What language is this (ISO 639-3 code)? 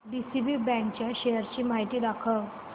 mar